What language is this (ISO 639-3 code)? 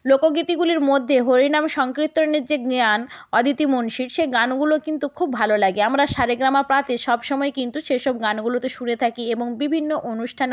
ben